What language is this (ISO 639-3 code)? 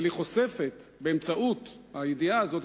heb